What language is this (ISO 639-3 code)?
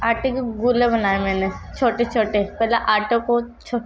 urd